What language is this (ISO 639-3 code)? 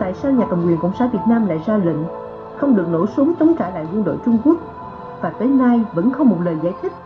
vie